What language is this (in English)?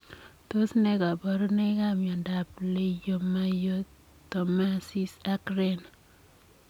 Kalenjin